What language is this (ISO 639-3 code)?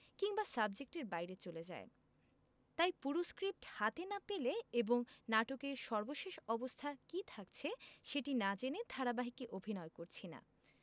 ben